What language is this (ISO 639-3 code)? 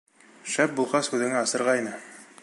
bak